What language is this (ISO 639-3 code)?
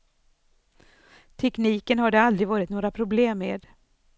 swe